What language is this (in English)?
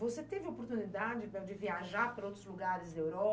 Portuguese